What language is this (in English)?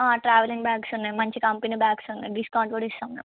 Telugu